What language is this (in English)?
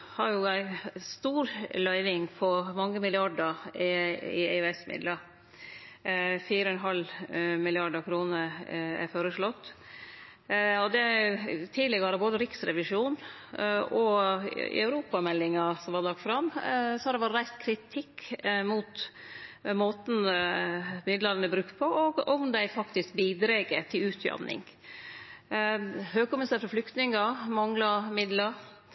Norwegian Nynorsk